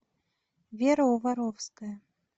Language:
Russian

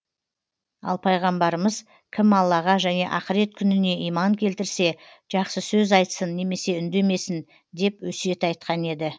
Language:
Kazakh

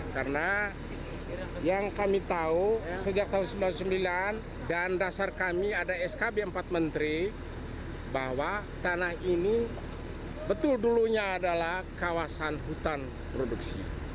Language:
Indonesian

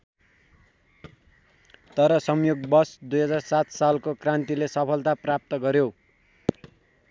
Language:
Nepali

